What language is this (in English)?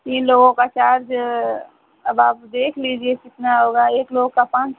Hindi